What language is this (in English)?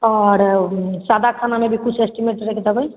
Maithili